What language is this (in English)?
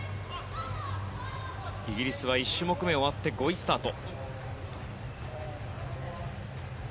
Japanese